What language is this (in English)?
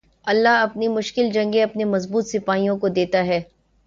Urdu